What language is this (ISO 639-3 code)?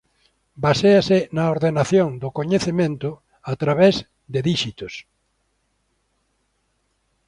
glg